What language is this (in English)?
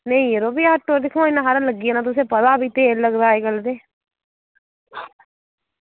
Dogri